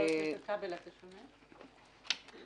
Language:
Hebrew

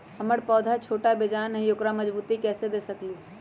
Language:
Magahi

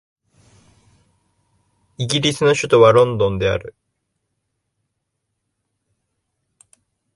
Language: Japanese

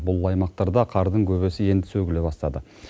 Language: Kazakh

